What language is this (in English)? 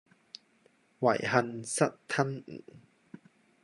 Cantonese